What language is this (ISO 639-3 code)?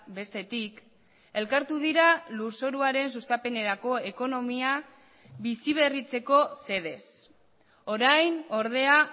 eus